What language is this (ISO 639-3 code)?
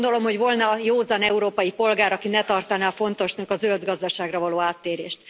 hun